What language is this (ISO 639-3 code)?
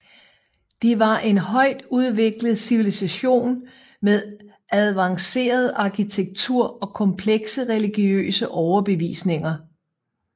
dan